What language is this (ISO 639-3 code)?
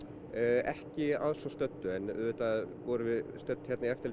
isl